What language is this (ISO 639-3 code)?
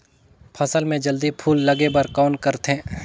hne